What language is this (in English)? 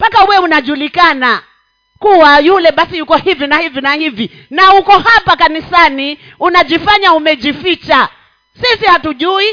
Swahili